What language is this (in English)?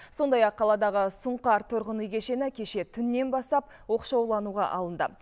Kazakh